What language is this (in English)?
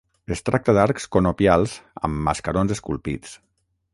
Catalan